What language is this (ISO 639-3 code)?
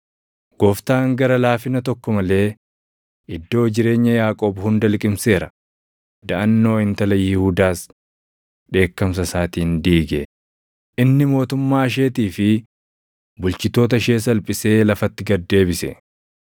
orm